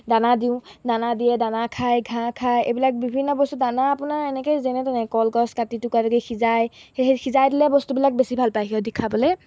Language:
Assamese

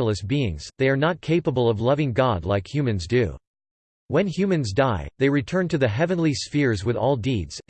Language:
English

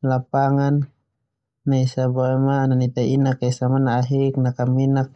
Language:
Termanu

